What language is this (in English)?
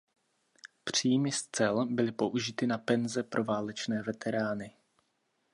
Czech